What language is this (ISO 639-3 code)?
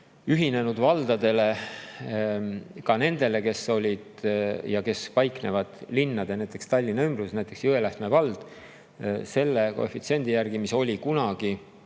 est